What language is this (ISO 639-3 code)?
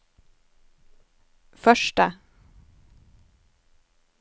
nor